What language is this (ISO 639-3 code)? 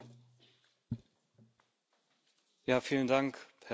deu